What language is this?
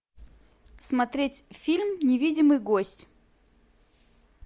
Russian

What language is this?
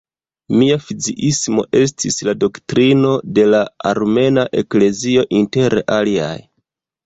Esperanto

